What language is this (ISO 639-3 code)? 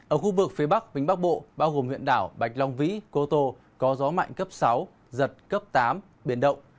vie